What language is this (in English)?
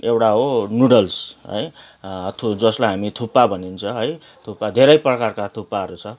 Nepali